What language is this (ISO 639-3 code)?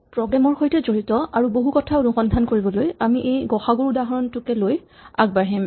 asm